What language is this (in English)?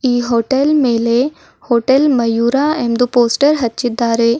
Kannada